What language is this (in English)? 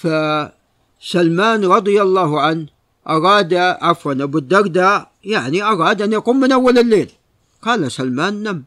Arabic